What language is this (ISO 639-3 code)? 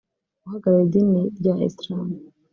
kin